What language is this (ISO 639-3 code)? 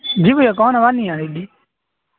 urd